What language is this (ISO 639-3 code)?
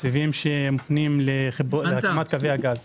heb